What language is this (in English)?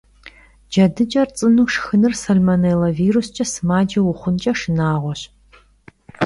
Kabardian